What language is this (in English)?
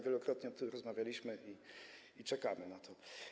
Polish